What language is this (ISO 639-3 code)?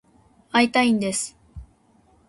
jpn